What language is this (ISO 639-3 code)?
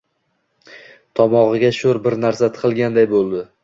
uzb